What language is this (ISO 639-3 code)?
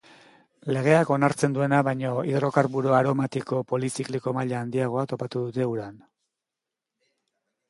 eus